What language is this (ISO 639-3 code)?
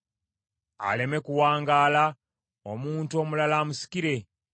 lug